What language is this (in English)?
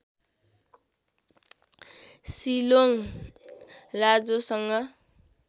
Nepali